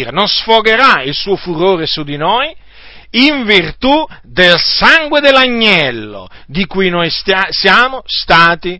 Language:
Italian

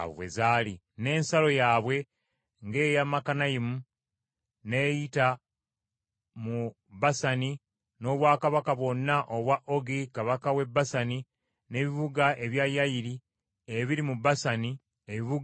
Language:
Ganda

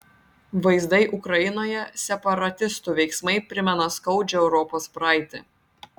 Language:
Lithuanian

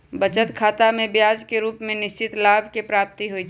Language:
Magahi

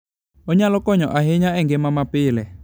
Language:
Luo (Kenya and Tanzania)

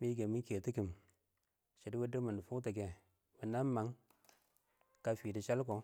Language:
Awak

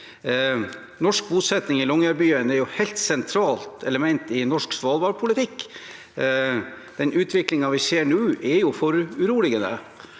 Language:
Norwegian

